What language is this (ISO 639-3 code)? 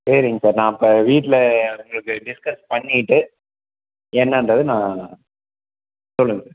tam